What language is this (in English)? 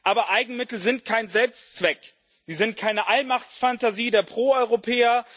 German